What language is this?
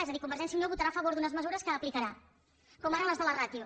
Catalan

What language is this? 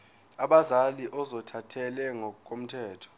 Zulu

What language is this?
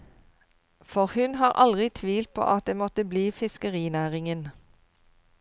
Norwegian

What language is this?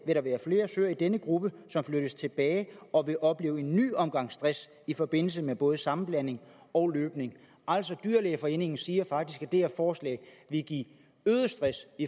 Danish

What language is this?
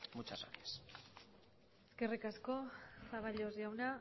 Basque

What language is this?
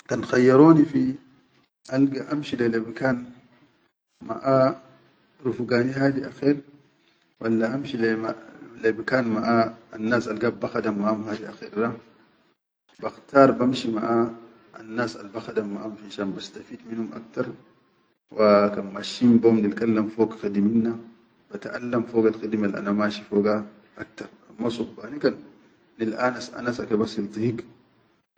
Chadian Arabic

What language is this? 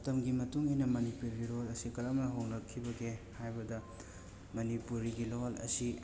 Manipuri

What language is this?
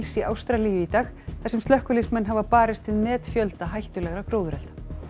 Icelandic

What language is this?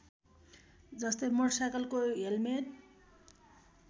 Nepali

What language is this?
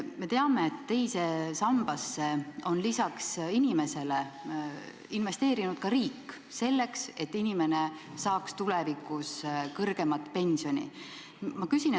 Estonian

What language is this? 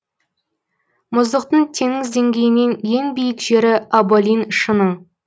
Kazakh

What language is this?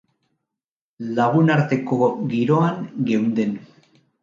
Basque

